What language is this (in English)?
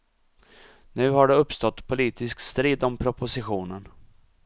Swedish